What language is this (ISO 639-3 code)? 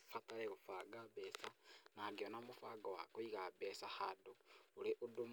kik